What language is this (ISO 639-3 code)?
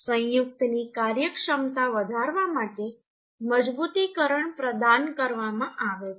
guj